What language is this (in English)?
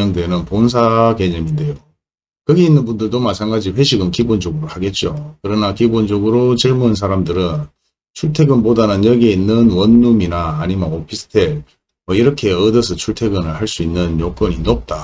Korean